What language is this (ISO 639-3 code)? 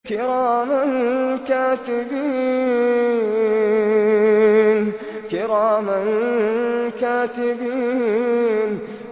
ara